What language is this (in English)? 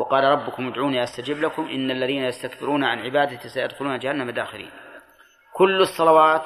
Arabic